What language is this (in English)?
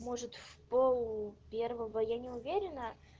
Russian